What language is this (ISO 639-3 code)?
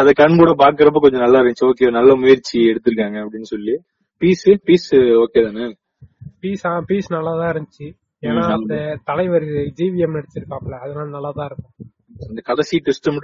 tam